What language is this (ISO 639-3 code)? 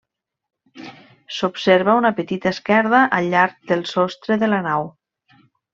cat